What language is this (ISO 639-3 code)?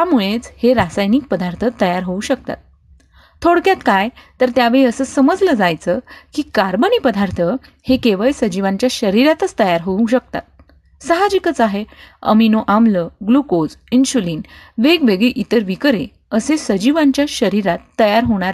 mar